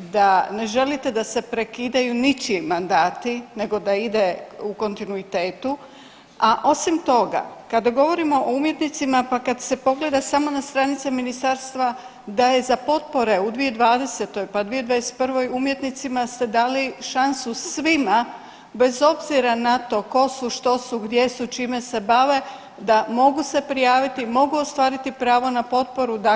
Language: Croatian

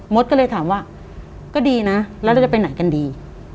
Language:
Thai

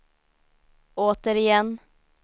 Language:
Swedish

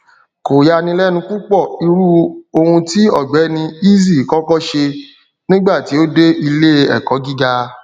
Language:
Yoruba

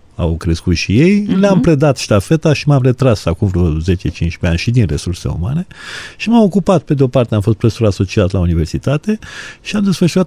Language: Romanian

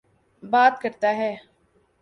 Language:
Urdu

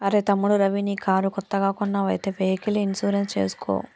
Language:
Telugu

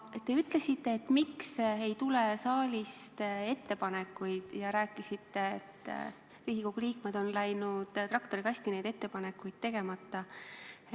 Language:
Estonian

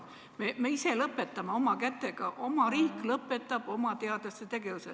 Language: Estonian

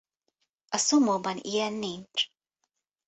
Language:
Hungarian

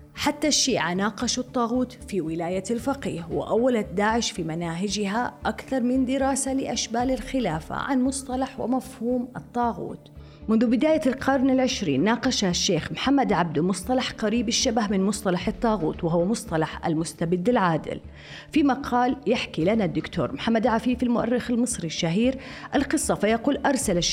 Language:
Arabic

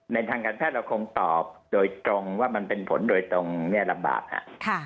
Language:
Thai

